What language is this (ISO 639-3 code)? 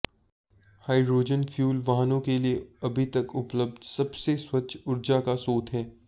hin